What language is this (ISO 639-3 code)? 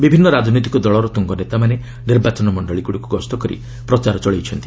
ori